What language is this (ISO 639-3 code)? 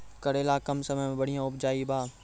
mai